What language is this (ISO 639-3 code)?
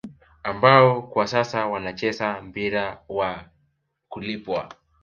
swa